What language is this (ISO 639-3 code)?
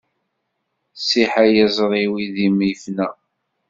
kab